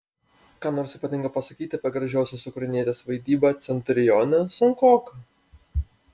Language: Lithuanian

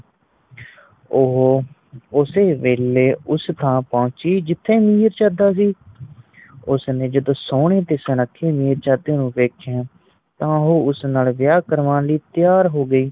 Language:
Punjabi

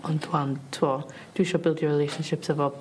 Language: Welsh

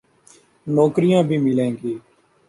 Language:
Urdu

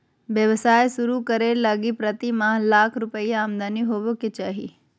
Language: Magahi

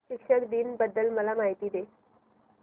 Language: Marathi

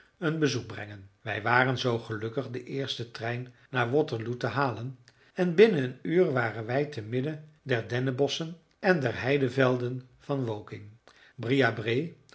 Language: Dutch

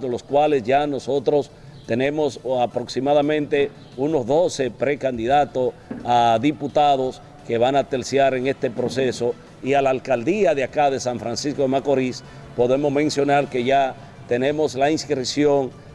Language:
Spanish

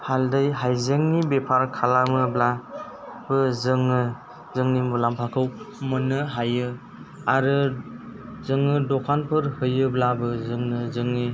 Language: Bodo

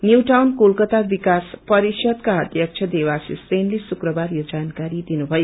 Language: Nepali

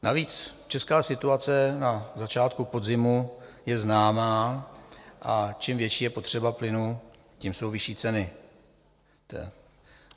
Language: Czech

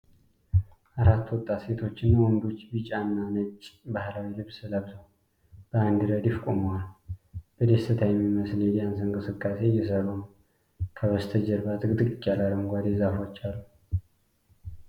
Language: Amharic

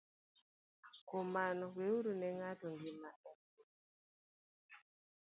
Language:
Luo (Kenya and Tanzania)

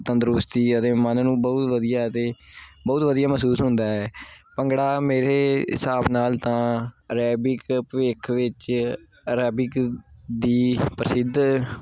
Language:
Punjabi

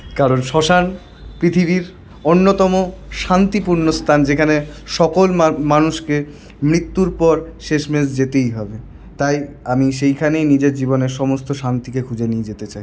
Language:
Bangla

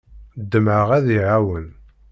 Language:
Kabyle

